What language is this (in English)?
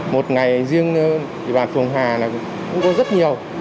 Vietnamese